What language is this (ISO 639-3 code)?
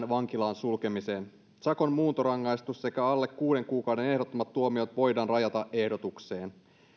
fin